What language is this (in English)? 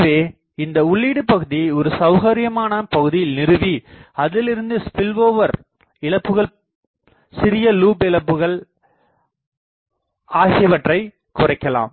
Tamil